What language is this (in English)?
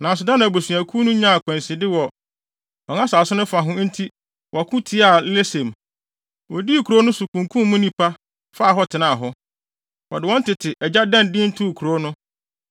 Akan